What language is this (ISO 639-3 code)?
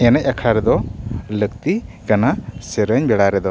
sat